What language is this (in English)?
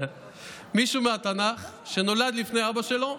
Hebrew